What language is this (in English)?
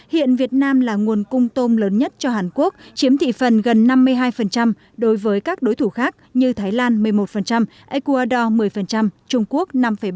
Vietnamese